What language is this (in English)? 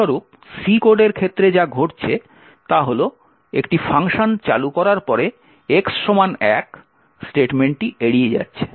Bangla